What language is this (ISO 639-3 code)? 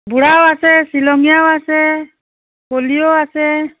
asm